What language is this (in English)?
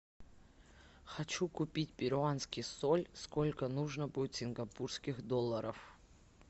Russian